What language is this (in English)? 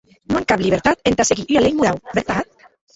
Occitan